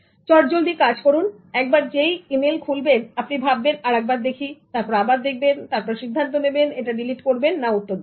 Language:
Bangla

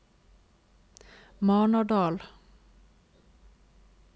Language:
Norwegian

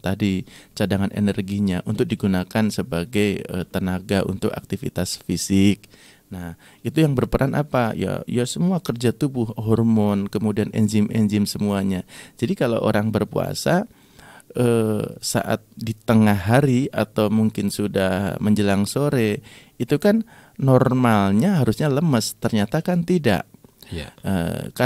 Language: Indonesian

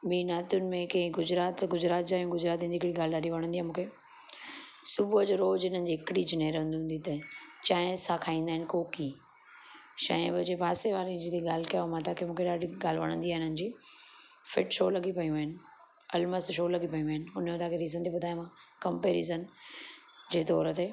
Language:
Sindhi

